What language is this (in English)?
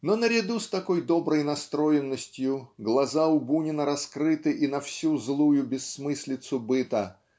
Russian